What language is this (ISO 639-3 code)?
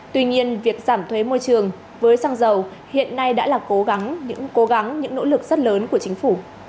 vie